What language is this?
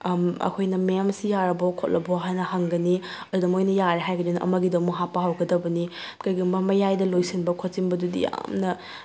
Manipuri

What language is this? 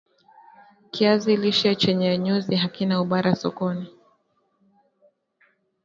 Swahili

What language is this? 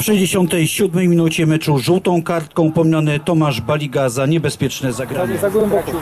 Polish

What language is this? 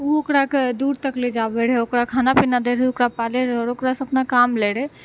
Maithili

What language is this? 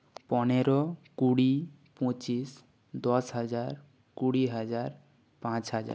Bangla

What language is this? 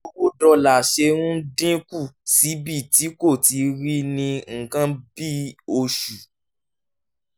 Yoruba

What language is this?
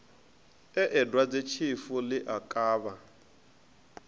Venda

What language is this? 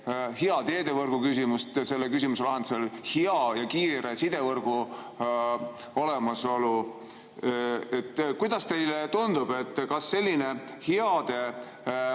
Estonian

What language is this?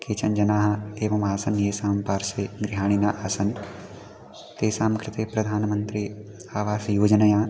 Sanskrit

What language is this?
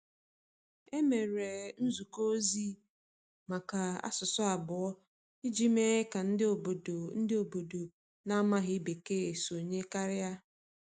Igbo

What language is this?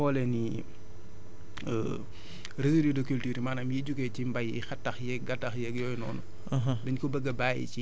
Wolof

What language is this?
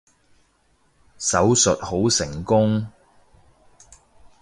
Cantonese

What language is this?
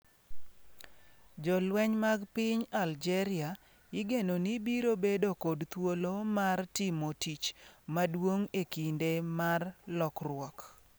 Luo (Kenya and Tanzania)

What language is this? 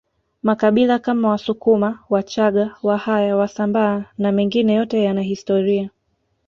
Swahili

